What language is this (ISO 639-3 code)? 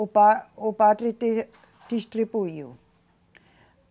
por